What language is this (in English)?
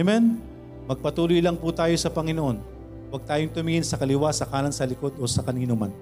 Filipino